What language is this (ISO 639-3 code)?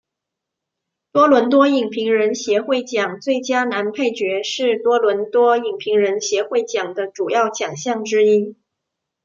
zho